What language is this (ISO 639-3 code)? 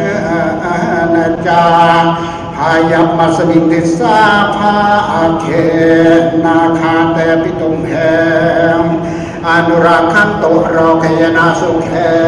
tha